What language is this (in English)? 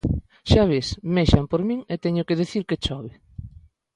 Galician